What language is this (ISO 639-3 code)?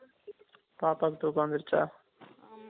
tam